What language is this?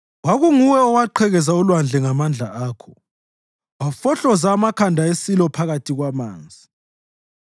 North Ndebele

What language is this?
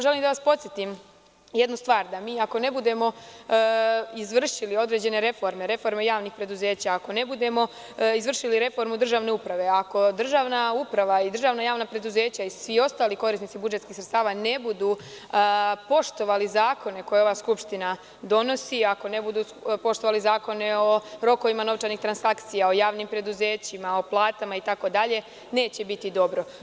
Serbian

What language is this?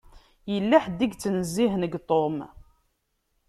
Kabyle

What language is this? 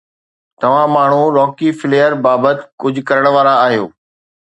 Sindhi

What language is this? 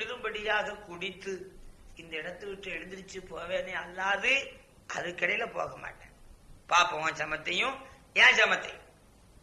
Tamil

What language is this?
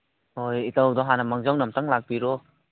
Manipuri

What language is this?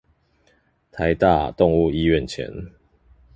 Chinese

